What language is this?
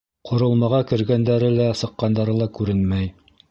Bashkir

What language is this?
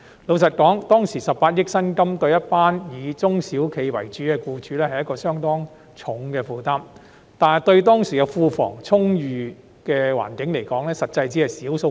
Cantonese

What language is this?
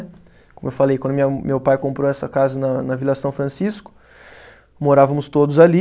Portuguese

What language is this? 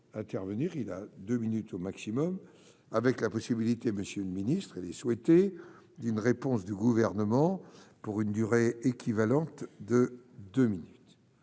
French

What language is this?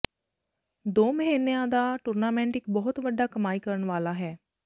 Punjabi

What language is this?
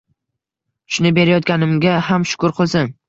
Uzbek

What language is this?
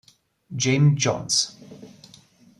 Italian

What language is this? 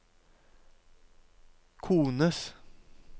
Norwegian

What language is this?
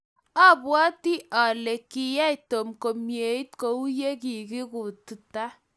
Kalenjin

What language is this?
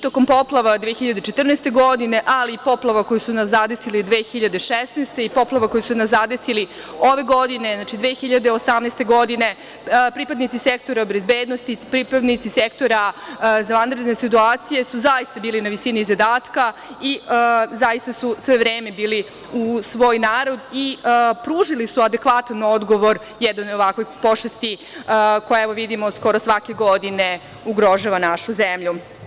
Serbian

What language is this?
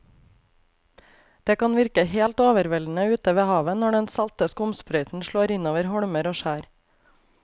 Norwegian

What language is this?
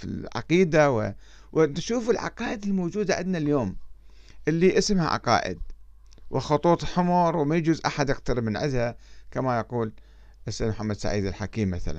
Arabic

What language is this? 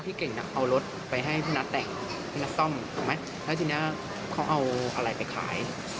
Thai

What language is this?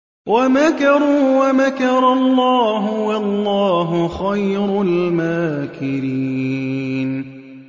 Arabic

